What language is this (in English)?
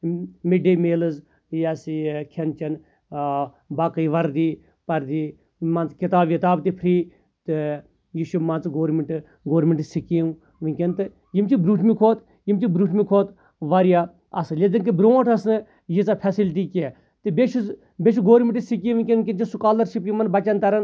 Kashmiri